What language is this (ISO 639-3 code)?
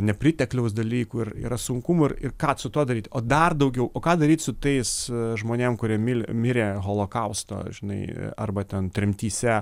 lit